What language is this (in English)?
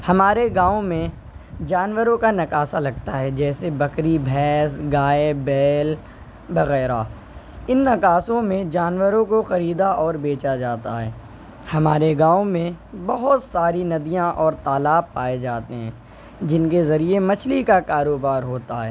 Urdu